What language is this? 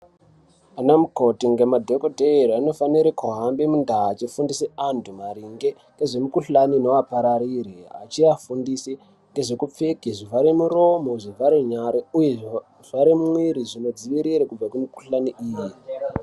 Ndau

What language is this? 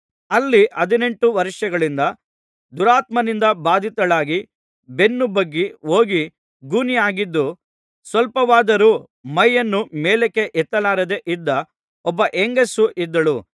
Kannada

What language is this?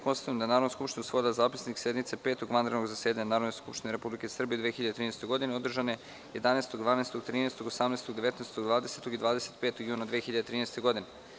Serbian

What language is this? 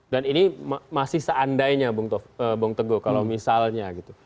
Indonesian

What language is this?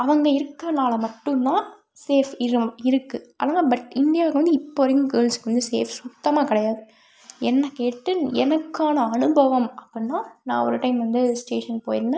Tamil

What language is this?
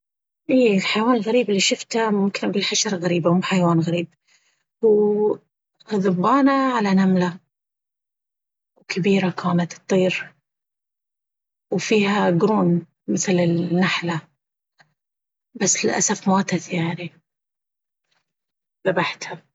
Baharna Arabic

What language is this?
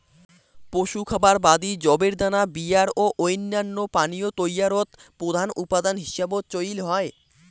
Bangla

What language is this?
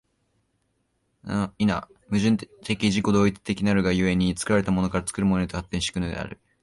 Japanese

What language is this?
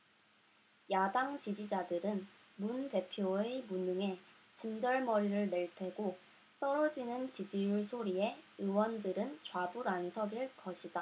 Korean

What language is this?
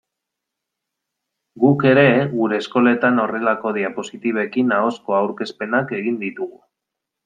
Basque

